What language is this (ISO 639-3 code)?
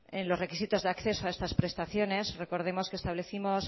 spa